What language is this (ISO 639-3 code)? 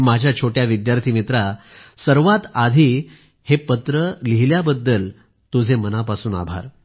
mar